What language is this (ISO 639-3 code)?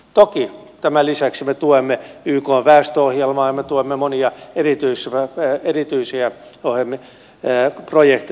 fin